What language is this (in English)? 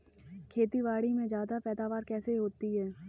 Hindi